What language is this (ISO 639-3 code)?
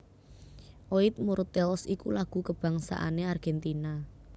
jav